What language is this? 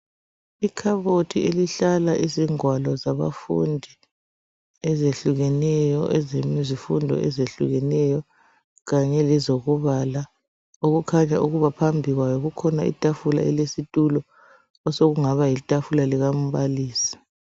North Ndebele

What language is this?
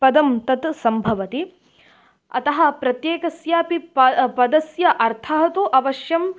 Sanskrit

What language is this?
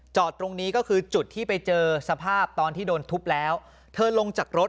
Thai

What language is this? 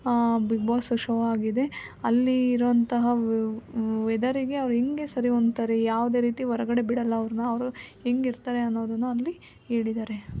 Kannada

